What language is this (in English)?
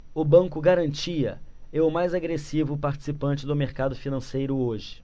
Portuguese